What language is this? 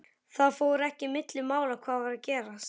Icelandic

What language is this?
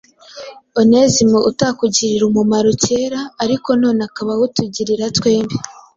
Kinyarwanda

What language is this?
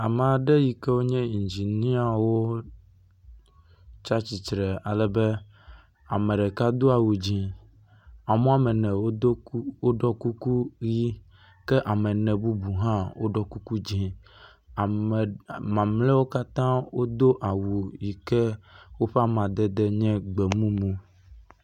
Ewe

